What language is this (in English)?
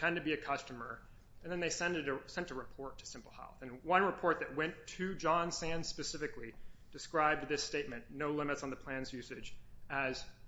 English